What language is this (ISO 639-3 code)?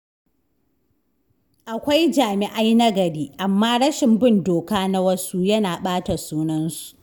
hau